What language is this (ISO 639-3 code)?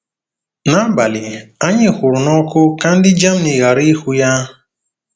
ibo